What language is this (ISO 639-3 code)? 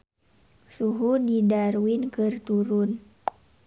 sun